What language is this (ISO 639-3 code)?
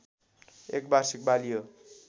nep